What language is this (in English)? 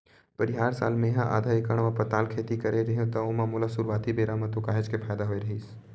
Chhattisgarhi